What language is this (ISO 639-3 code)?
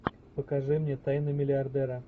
rus